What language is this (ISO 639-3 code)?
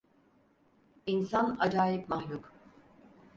tur